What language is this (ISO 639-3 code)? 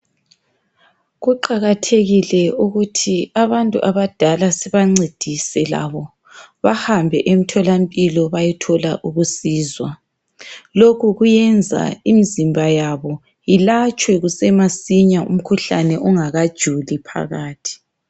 nde